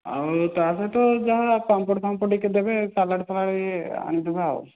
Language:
Odia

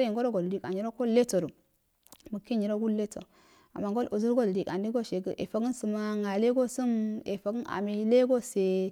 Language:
Afade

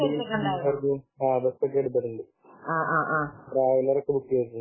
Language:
Malayalam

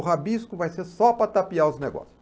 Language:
Portuguese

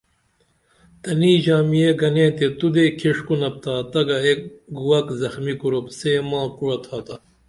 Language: Dameli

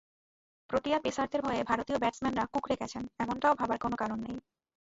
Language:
Bangla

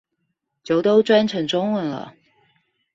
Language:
Chinese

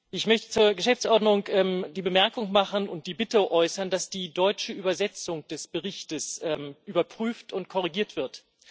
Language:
German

